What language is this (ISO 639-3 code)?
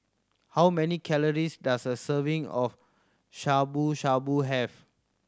eng